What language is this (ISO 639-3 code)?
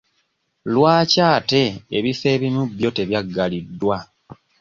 lug